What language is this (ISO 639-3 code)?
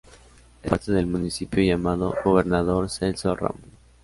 spa